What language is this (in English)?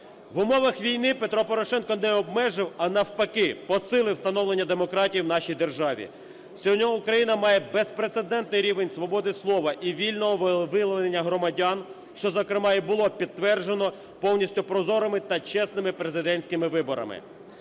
Ukrainian